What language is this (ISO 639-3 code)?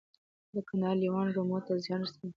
pus